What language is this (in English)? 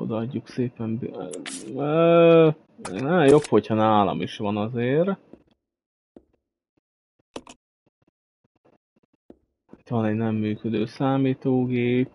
Hungarian